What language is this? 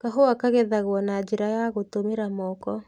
Kikuyu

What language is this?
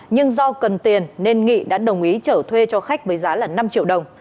Vietnamese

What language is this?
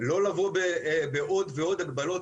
Hebrew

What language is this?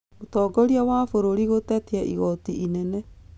Kikuyu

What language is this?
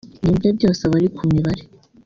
Kinyarwanda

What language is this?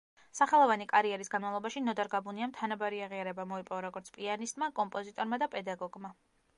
Georgian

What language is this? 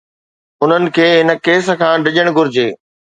Sindhi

